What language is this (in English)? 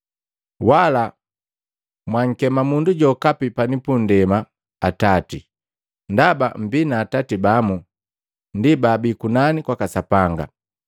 Matengo